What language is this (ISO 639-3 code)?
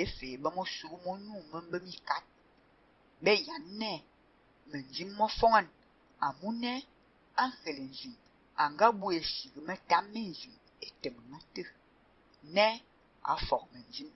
ind